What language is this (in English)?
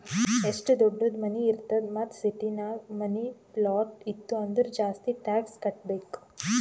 Kannada